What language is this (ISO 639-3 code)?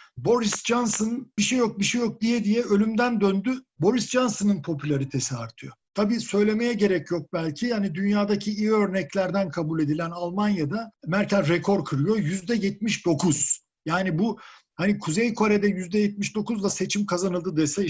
tur